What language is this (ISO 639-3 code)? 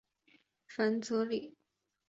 zho